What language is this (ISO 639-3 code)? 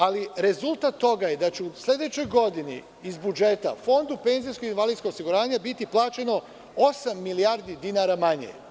srp